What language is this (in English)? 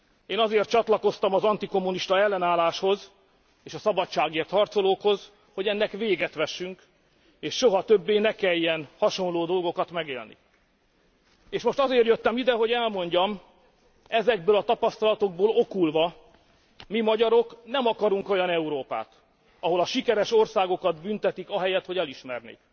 Hungarian